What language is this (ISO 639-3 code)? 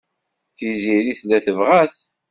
kab